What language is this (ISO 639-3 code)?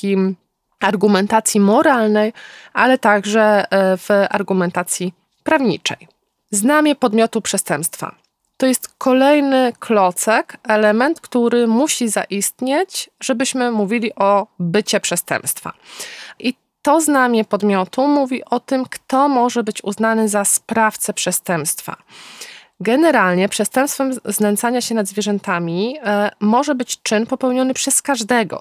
pol